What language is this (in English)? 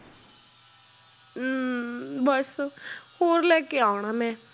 Punjabi